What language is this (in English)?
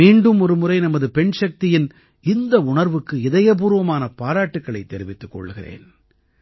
Tamil